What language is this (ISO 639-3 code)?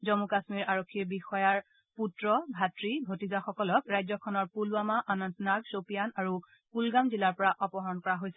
asm